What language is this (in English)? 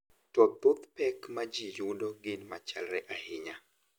Luo (Kenya and Tanzania)